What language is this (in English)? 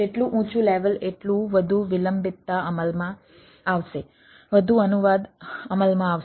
Gujarati